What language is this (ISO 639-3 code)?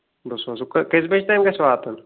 kas